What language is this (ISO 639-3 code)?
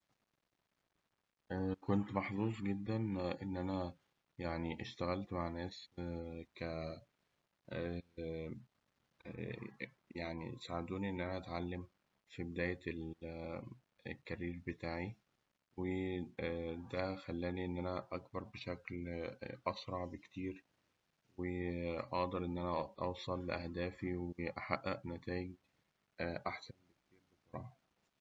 arz